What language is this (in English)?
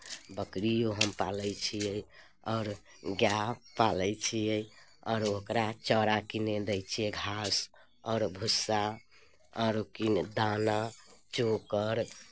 Maithili